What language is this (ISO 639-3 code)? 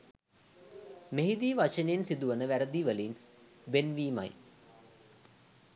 sin